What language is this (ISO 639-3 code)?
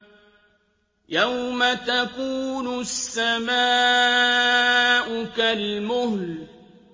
ara